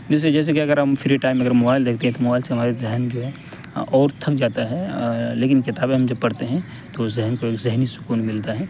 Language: Urdu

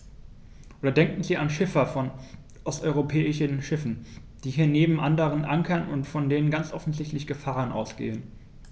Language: German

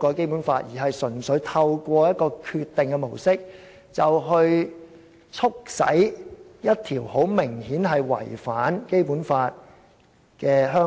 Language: Cantonese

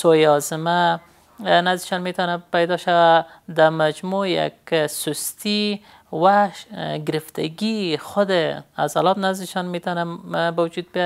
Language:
Persian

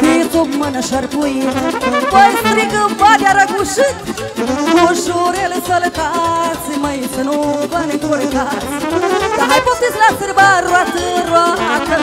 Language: Romanian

